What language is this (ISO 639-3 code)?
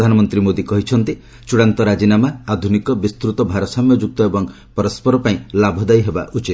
ori